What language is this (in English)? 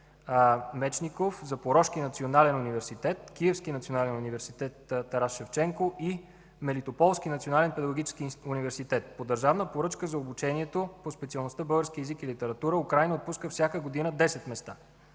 Bulgarian